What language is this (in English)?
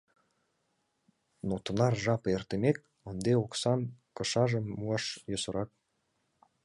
Mari